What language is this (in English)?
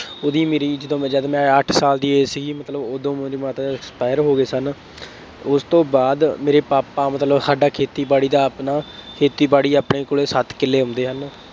Punjabi